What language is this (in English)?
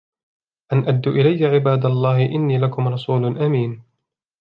Arabic